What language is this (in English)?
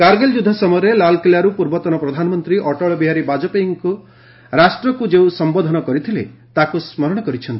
Odia